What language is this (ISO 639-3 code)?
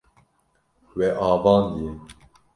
kur